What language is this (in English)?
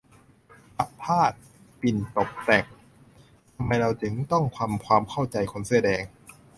Thai